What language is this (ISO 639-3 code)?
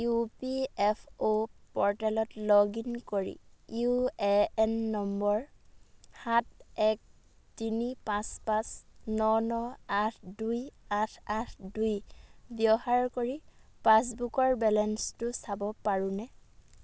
asm